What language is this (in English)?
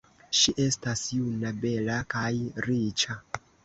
Esperanto